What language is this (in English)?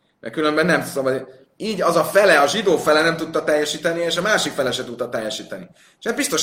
Hungarian